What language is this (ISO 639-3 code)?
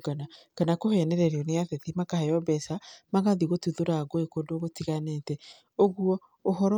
kik